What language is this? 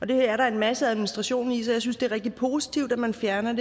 Danish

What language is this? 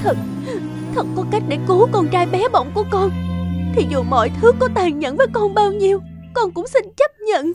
Vietnamese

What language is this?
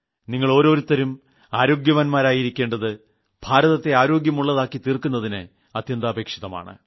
Malayalam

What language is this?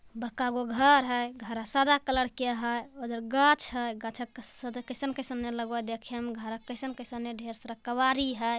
Magahi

